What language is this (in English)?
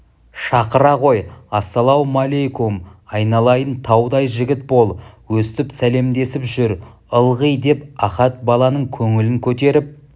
Kazakh